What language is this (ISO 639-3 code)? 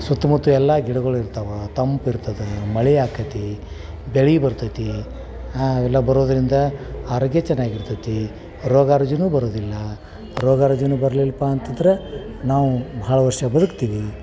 kan